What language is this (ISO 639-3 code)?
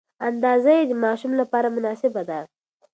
pus